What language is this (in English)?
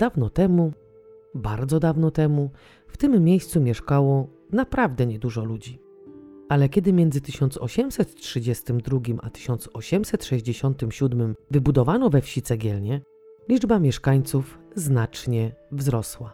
Polish